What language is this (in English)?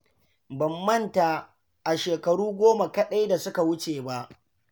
Hausa